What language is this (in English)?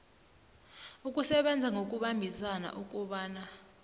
South Ndebele